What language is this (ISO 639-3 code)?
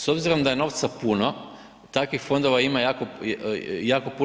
hrv